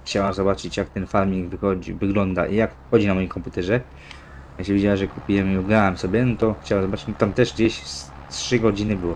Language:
Polish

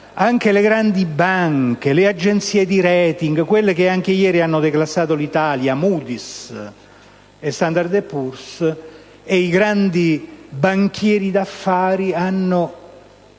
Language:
Italian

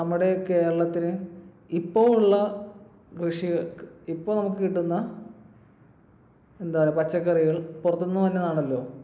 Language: Malayalam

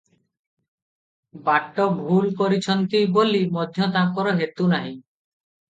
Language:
Odia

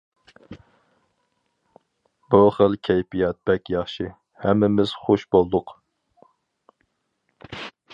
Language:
Uyghur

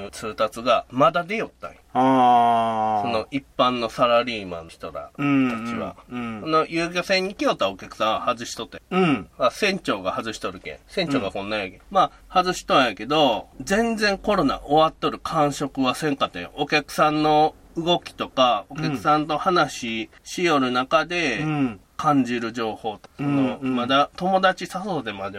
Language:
Japanese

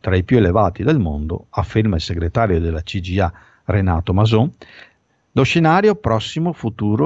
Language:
Italian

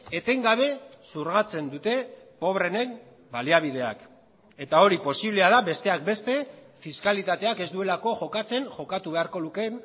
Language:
Basque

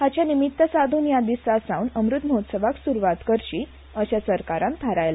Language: Konkani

